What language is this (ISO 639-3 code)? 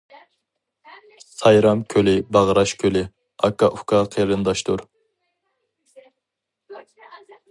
uig